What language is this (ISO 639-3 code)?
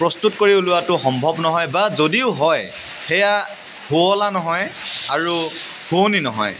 asm